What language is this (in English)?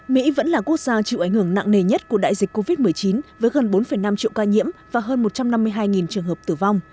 Vietnamese